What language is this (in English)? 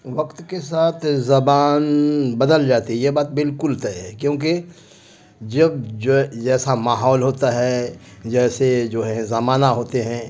Urdu